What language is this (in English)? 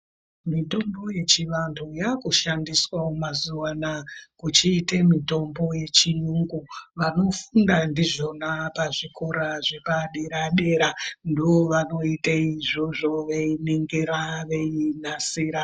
Ndau